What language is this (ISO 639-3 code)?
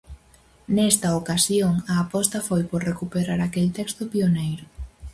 glg